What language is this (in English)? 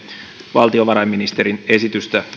Finnish